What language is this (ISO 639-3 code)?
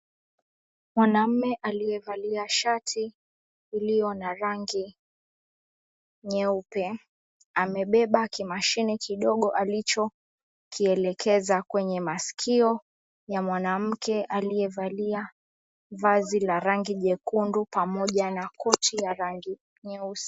swa